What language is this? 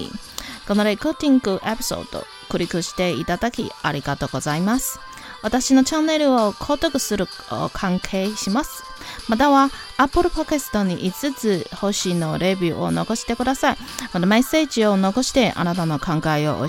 Chinese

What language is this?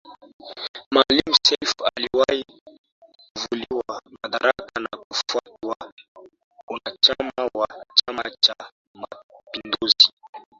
Swahili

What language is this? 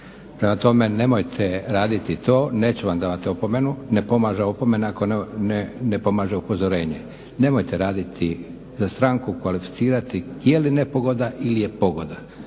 Croatian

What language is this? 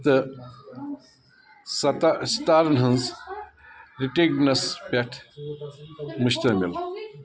Kashmiri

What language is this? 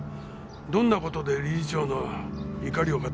Japanese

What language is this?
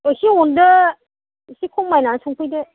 Bodo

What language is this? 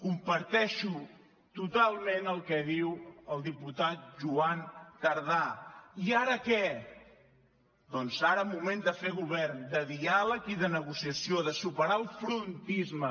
Catalan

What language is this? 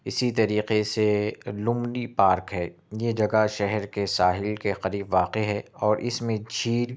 Urdu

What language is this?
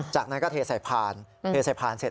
Thai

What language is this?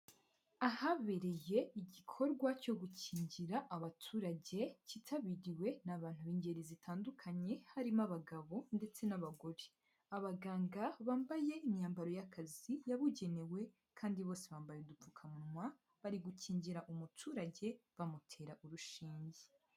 Kinyarwanda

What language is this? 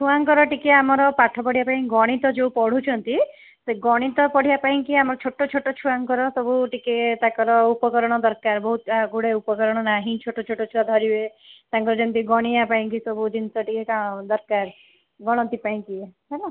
Odia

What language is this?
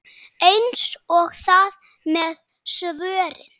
Icelandic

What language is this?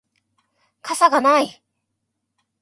Japanese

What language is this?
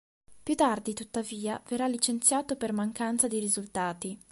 Italian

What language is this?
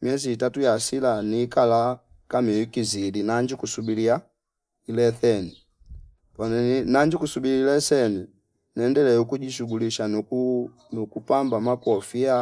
Fipa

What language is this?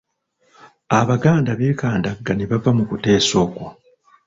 Ganda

